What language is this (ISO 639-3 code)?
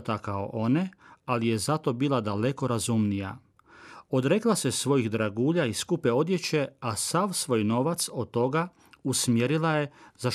hrv